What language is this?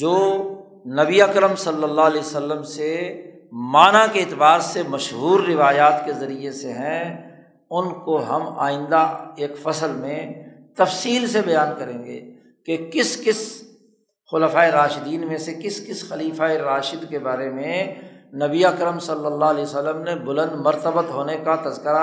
Urdu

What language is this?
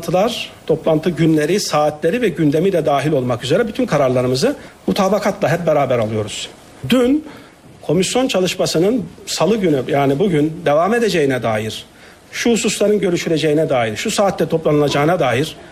Turkish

